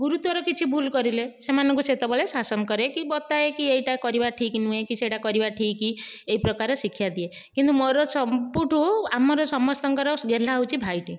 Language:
Odia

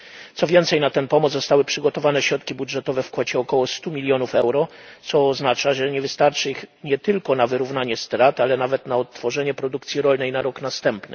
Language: Polish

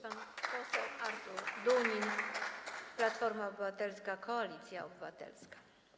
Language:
Polish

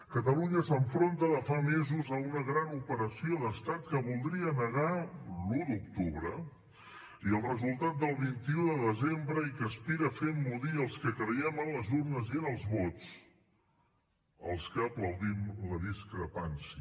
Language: Catalan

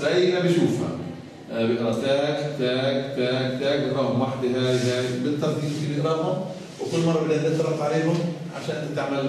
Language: Arabic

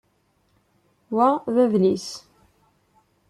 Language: Kabyle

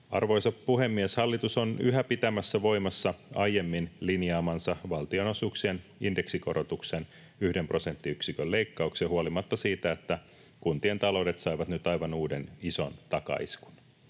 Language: Finnish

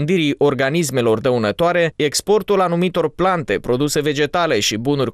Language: Romanian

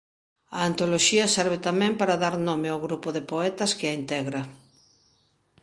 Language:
Galician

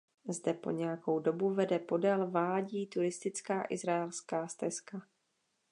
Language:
Czech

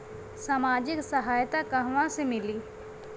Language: Bhojpuri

